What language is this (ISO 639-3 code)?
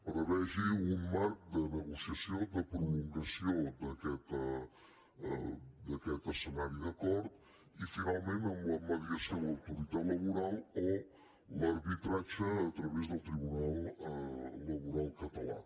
cat